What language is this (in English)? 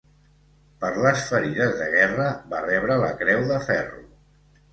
Catalan